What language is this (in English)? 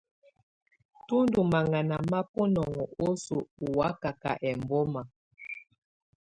Tunen